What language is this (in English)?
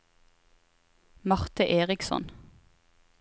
Norwegian